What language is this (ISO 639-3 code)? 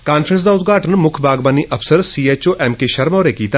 doi